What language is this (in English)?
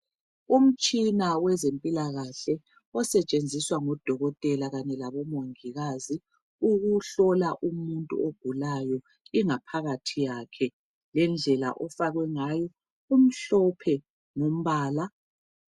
North Ndebele